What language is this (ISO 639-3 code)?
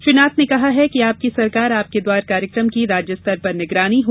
hin